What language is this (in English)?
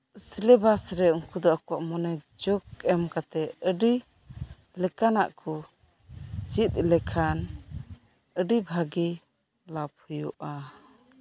Santali